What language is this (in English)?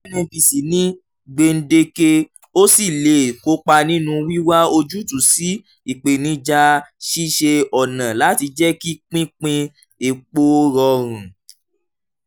Yoruba